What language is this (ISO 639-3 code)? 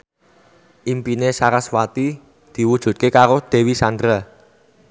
jav